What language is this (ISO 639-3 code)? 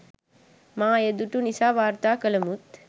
sin